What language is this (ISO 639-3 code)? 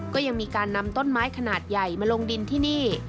tha